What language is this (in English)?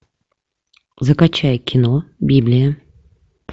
Russian